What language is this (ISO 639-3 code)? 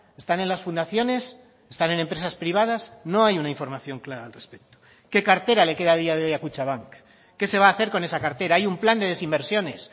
spa